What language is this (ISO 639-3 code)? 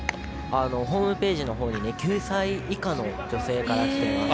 jpn